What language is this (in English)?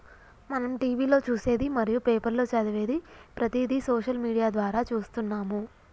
Telugu